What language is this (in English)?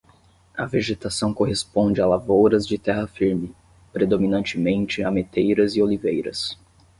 Portuguese